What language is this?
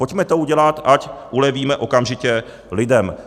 Czech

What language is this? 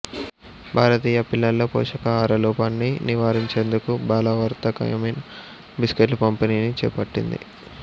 Telugu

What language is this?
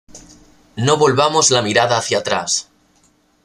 Spanish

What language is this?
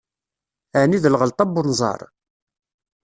Kabyle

